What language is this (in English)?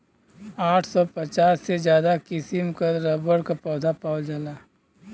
Bhojpuri